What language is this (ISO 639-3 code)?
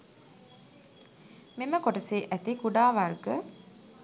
sin